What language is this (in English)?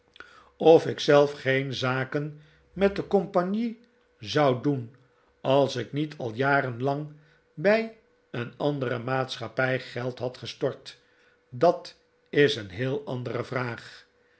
Dutch